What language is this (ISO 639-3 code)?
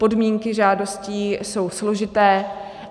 ces